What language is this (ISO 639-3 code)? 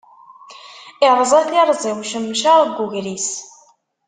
kab